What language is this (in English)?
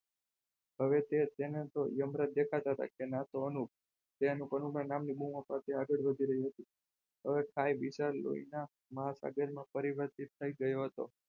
Gujarati